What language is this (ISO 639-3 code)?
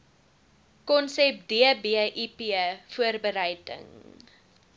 afr